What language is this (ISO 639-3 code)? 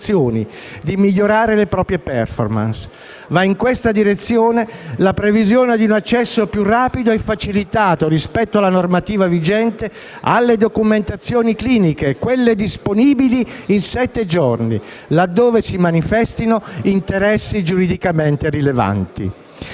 ita